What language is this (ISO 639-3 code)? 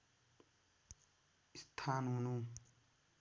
nep